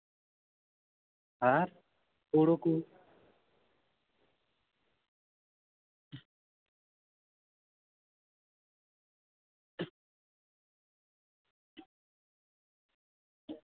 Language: Santali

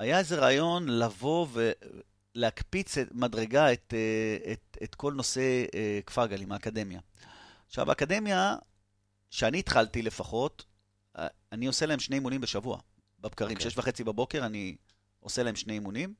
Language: Hebrew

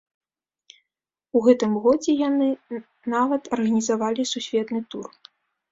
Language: Belarusian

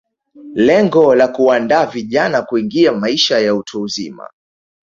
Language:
Swahili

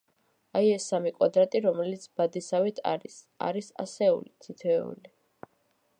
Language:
Georgian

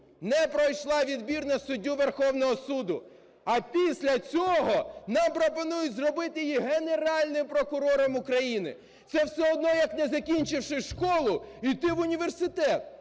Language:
Ukrainian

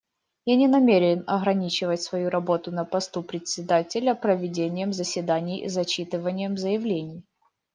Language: Russian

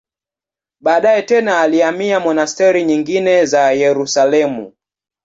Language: Swahili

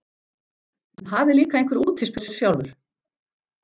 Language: Icelandic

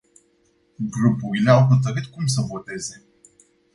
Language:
Romanian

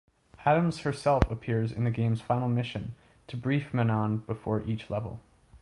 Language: English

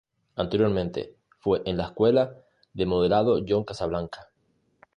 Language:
Spanish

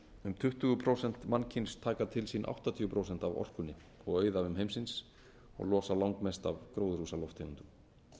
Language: Icelandic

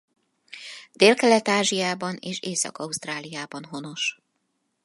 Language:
Hungarian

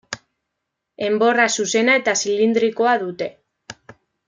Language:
Basque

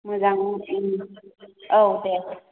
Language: Bodo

